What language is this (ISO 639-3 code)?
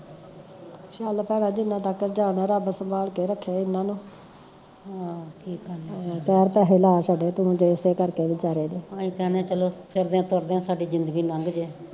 pan